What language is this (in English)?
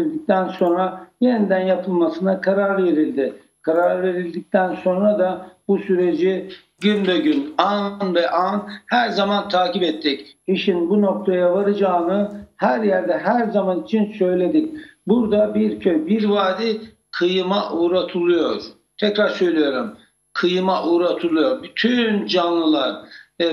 Turkish